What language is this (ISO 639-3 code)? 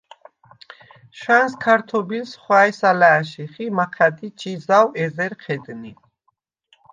sva